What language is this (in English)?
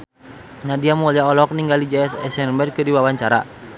Sundanese